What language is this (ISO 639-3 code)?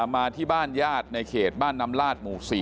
tha